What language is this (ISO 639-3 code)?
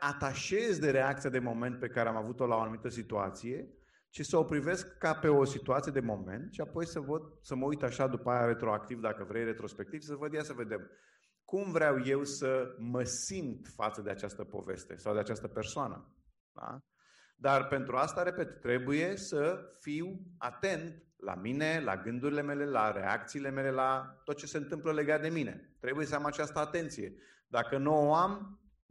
ron